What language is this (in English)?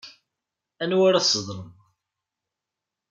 Kabyle